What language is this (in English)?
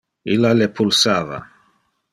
Interlingua